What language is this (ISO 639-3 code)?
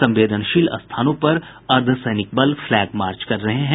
hin